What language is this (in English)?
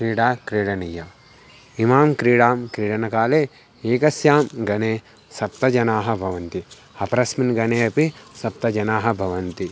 Sanskrit